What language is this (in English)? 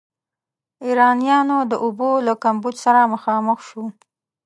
Pashto